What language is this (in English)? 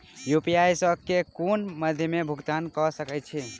Maithili